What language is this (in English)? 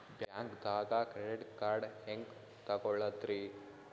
Kannada